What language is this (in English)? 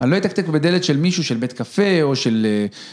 Hebrew